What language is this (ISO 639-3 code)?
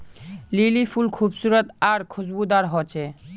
mag